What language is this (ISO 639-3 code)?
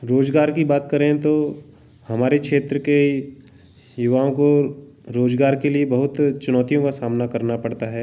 hin